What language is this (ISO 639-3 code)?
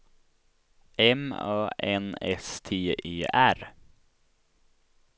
swe